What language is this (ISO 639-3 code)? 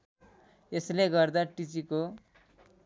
nep